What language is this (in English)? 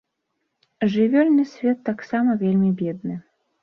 Belarusian